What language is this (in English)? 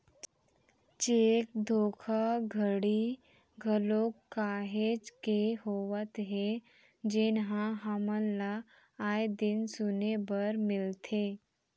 Chhattisgarhi